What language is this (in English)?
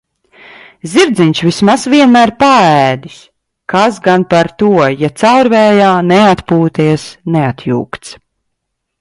Latvian